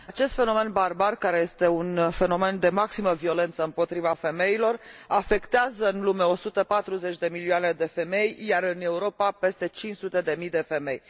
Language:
Romanian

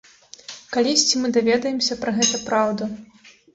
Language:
Belarusian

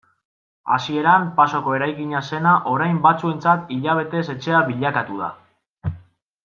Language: Basque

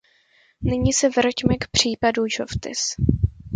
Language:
Czech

